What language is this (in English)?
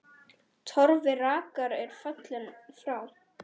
Icelandic